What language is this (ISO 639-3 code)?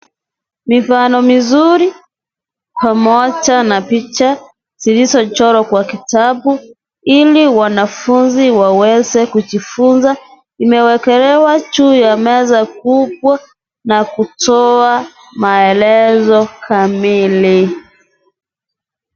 swa